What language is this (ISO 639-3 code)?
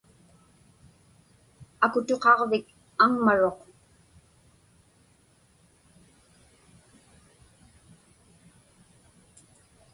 ipk